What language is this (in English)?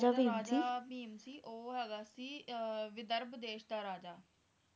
Punjabi